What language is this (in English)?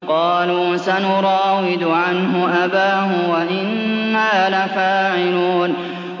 Arabic